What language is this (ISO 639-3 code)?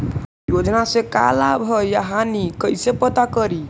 mag